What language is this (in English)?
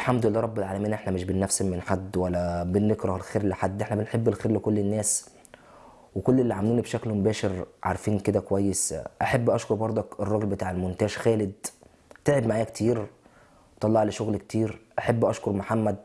Arabic